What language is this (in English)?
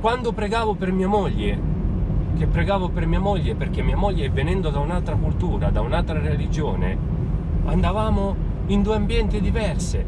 Italian